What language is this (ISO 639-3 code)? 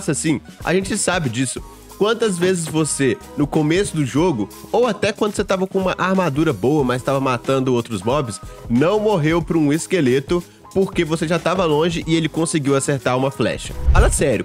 por